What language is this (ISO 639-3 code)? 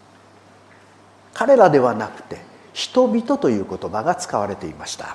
jpn